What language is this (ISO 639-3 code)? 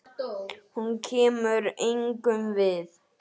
isl